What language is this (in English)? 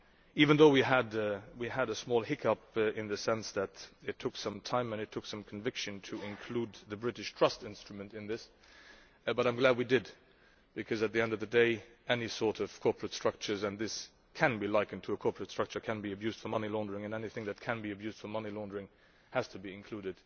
English